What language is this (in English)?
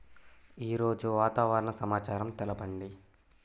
Telugu